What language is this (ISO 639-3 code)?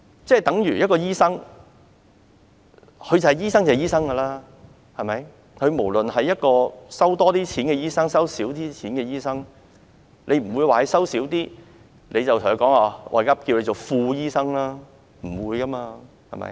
yue